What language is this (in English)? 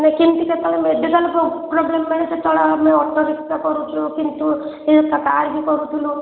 Odia